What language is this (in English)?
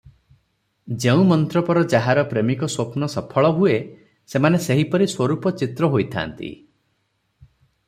Odia